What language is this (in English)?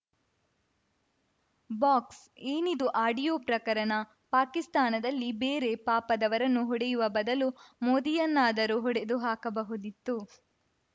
Kannada